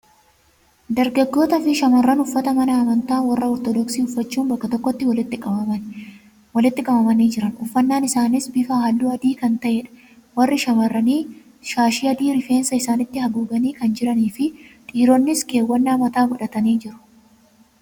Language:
Oromo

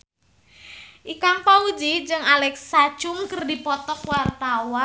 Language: Sundanese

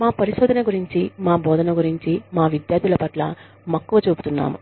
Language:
Telugu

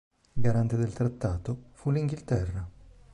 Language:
Italian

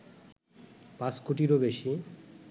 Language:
Bangla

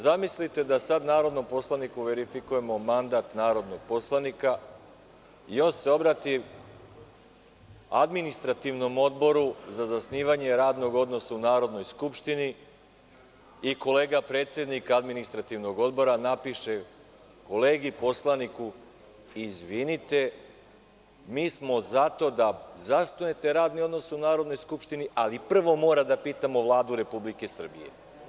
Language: Serbian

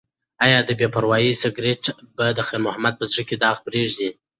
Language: Pashto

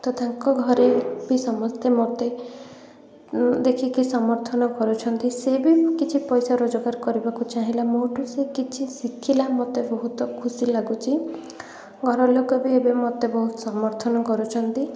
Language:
Odia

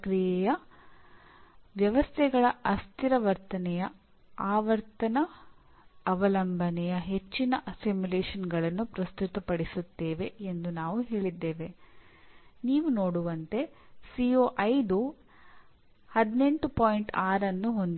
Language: Kannada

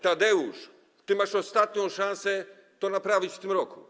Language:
Polish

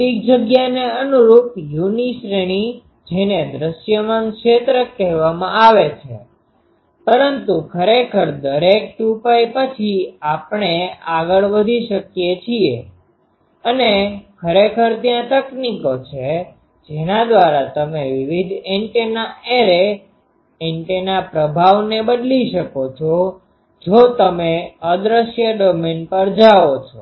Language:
Gujarati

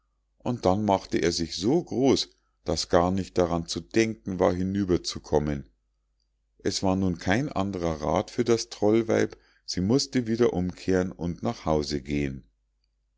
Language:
German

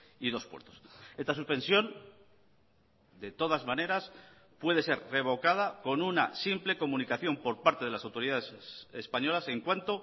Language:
Spanish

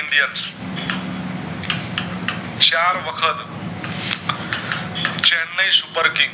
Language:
Gujarati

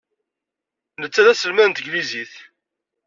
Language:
Kabyle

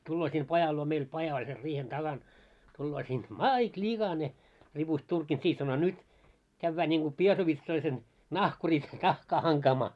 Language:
Finnish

